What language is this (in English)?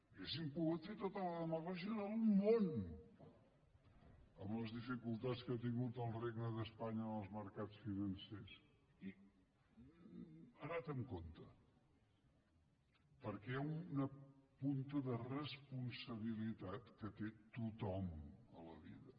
Catalan